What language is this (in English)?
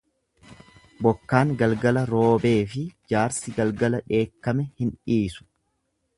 Oromo